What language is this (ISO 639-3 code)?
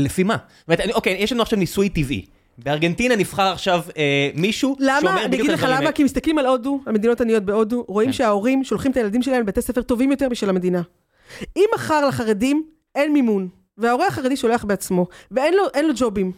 heb